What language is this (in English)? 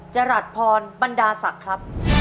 Thai